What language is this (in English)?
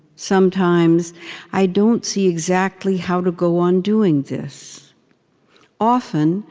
English